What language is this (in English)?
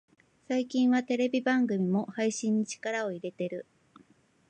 Japanese